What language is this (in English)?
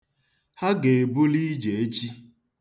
Igbo